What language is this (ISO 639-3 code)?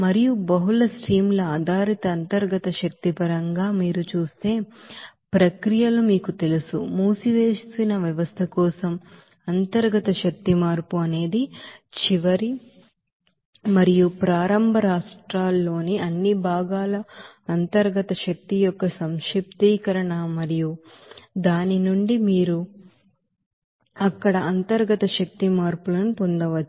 tel